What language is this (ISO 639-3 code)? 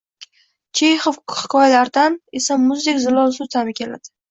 uzb